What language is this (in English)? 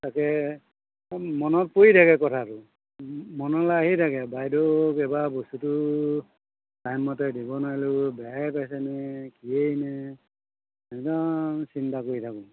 Assamese